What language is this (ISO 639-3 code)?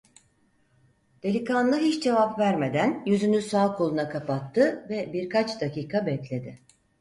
tur